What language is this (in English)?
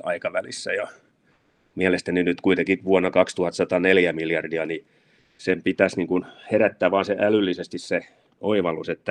Finnish